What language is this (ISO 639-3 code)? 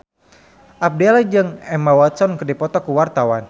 sun